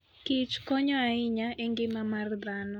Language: Luo (Kenya and Tanzania)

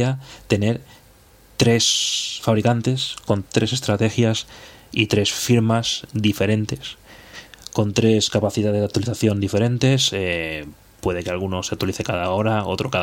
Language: Spanish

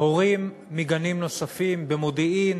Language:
Hebrew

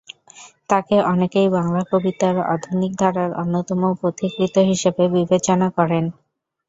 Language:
Bangla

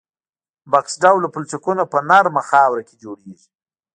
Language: Pashto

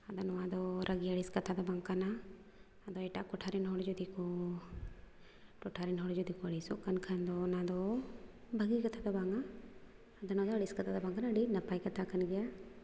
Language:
Santali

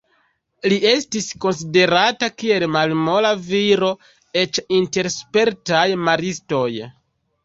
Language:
Esperanto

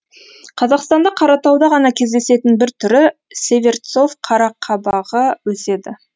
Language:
Kazakh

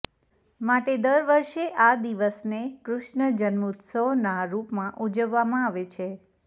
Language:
Gujarati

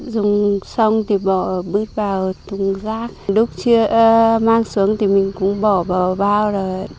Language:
Vietnamese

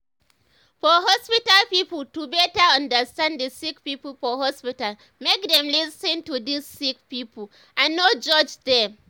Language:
Nigerian Pidgin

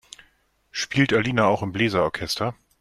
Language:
German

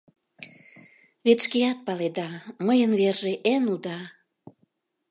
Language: Mari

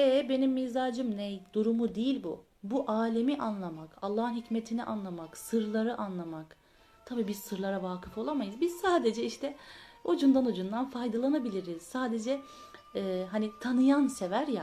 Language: Turkish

